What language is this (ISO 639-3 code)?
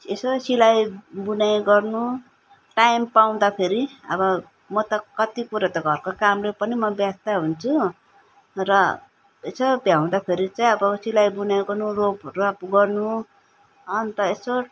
nep